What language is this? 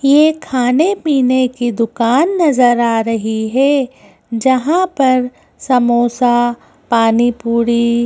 Hindi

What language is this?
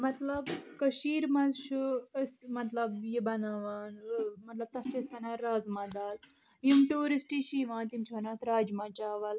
Kashmiri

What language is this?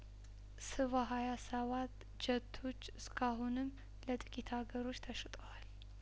Amharic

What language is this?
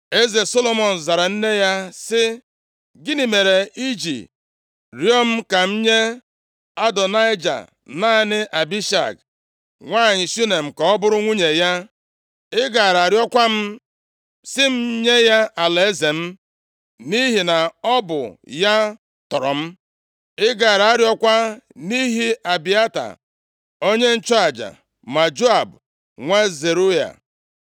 Igbo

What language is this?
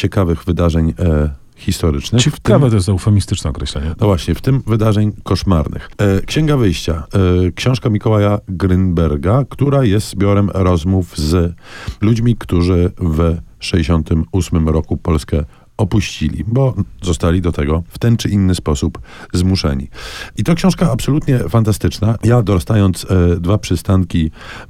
Polish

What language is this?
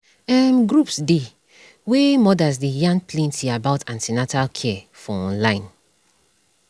Nigerian Pidgin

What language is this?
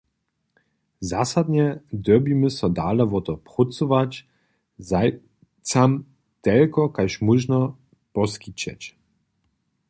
Upper Sorbian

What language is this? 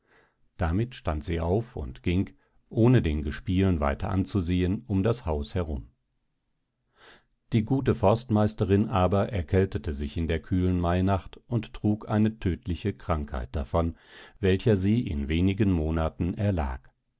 German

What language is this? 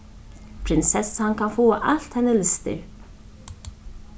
Faroese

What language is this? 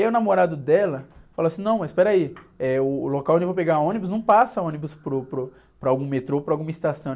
Portuguese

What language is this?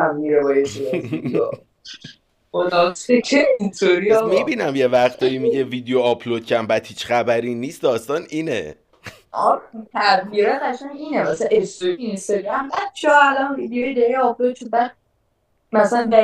Persian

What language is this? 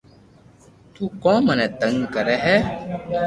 Loarki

